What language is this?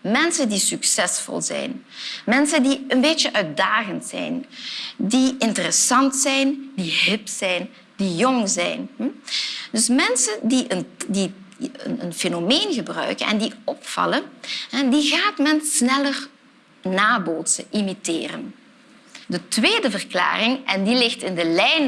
Dutch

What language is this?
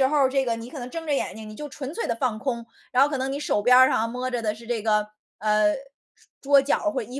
Chinese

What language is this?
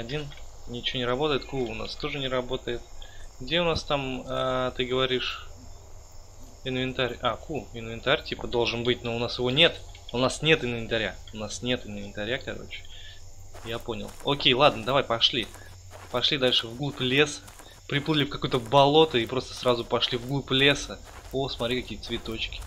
Russian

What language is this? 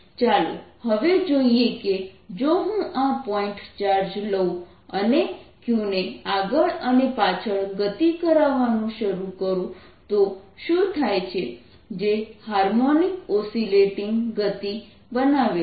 Gujarati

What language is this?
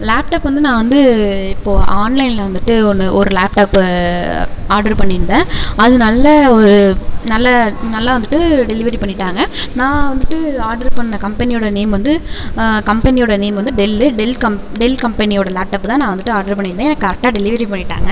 Tamil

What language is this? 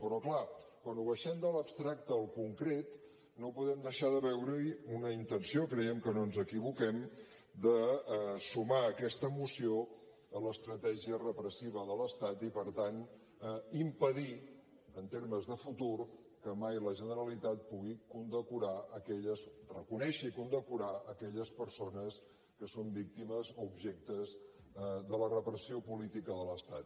Catalan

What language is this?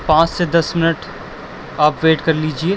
Urdu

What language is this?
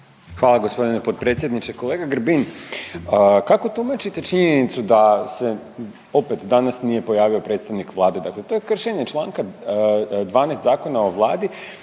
Croatian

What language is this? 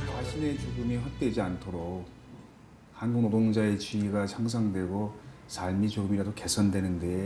Korean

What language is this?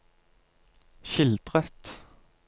Norwegian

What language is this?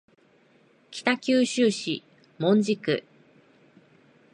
Japanese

